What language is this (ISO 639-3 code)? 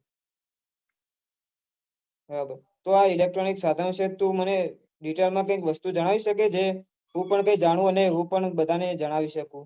guj